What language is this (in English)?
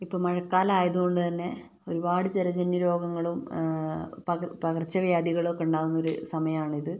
Malayalam